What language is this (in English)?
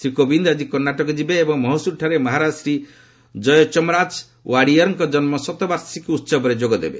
Odia